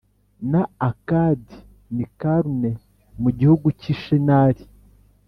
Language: Kinyarwanda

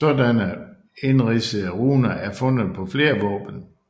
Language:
Danish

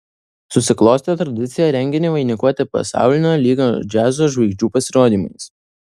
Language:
Lithuanian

